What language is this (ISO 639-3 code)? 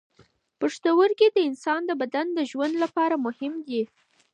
pus